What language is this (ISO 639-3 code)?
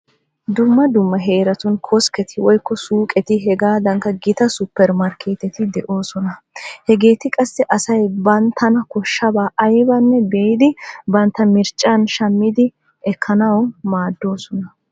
wal